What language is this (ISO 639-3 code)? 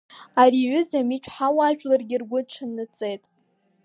abk